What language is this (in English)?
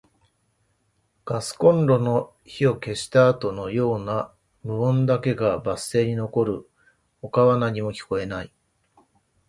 Japanese